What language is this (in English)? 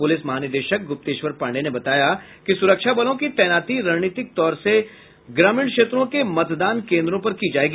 Hindi